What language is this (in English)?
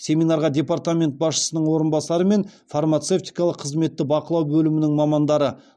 Kazakh